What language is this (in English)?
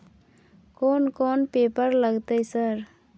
Maithili